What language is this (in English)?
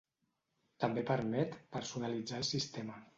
Catalan